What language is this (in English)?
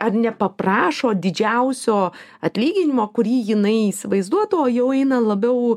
Lithuanian